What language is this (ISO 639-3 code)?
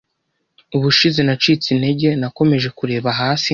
kin